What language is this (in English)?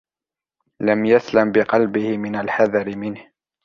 Arabic